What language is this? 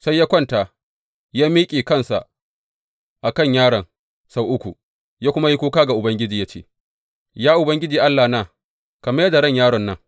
Hausa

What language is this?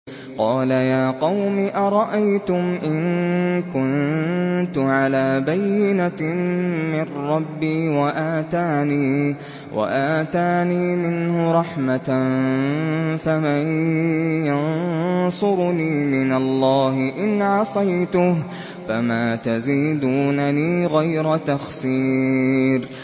Arabic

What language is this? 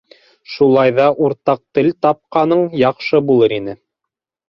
Bashkir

